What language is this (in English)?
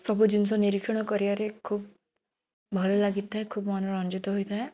Odia